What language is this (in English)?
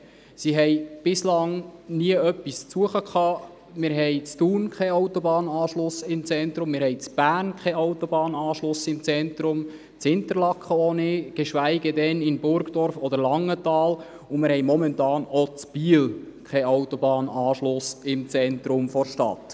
Swiss German